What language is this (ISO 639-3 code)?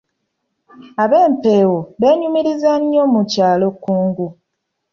lug